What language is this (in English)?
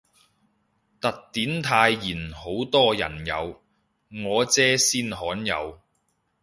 Cantonese